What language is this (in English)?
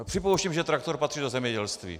Czech